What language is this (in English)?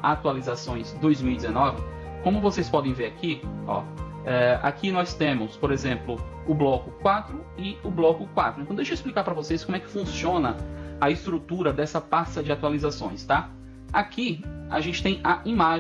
Portuguese